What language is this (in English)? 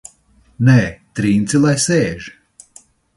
Latvian